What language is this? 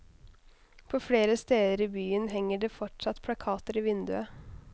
Norwegian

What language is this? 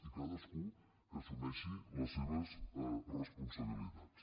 Catalan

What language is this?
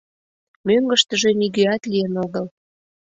Mari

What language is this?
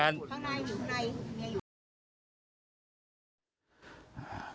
Thai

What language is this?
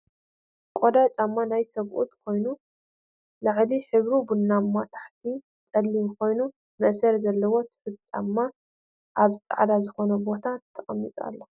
Tigrinya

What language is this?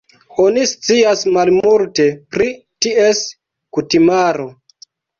Esperanto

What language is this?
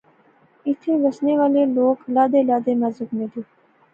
Pahari-Potwari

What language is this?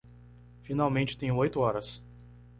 Portuguese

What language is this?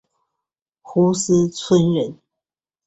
Chinese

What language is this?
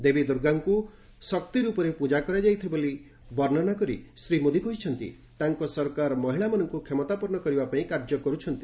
Odia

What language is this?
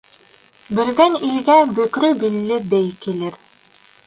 Bashkir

